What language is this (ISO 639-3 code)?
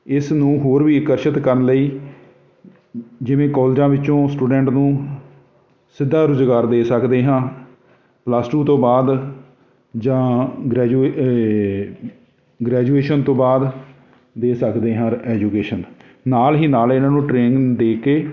pan